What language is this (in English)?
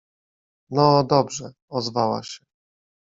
Polish